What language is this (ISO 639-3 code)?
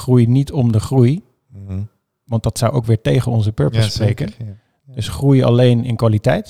nld